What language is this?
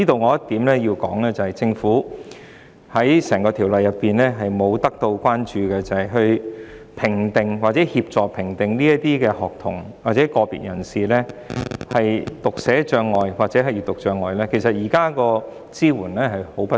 Cantonese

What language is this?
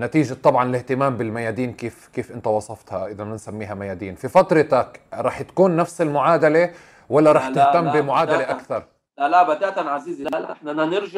Arabic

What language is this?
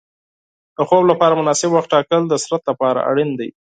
Pashto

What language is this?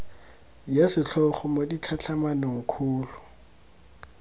Tswana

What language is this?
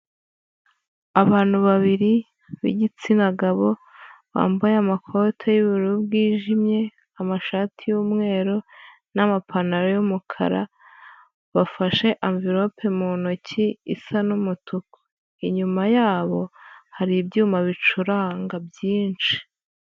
Kinyarwanda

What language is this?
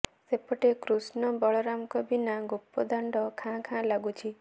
Odia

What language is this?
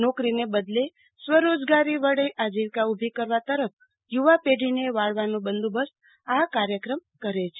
Gujarati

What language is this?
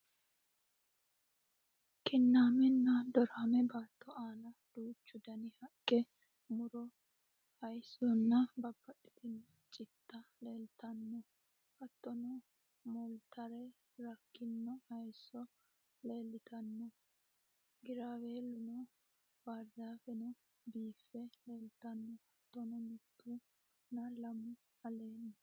Sidamo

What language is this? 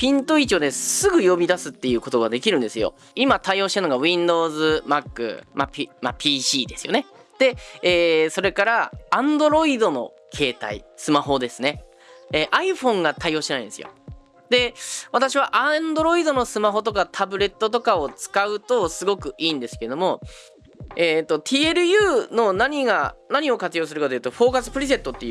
Japanese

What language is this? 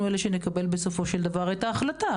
Hebrew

